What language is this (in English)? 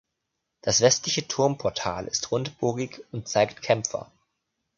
German